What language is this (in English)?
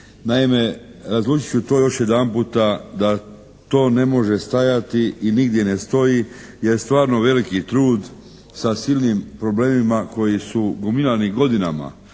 Croatian